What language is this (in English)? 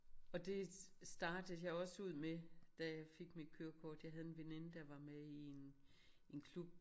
Danish